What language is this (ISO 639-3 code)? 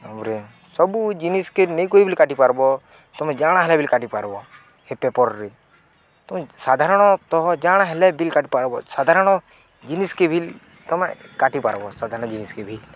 ori